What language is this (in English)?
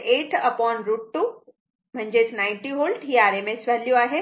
Marathi